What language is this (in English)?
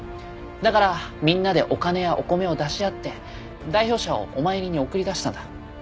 Japanese